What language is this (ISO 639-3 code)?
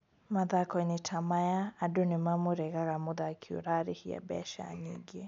kik